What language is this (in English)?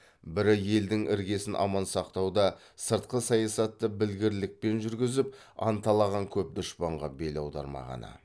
Kazakh